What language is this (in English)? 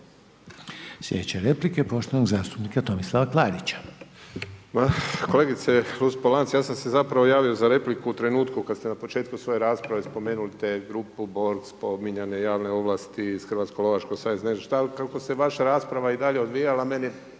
Croatian